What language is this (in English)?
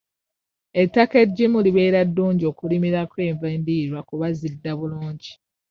Ganda